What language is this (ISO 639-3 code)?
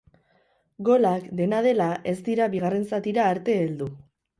eus